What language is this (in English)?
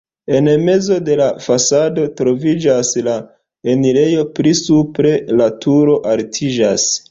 Esperanto